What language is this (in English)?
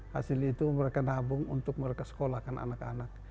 Indonesian